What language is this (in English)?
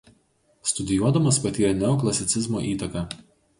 Lithuanian